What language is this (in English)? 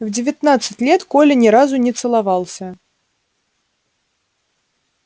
Russian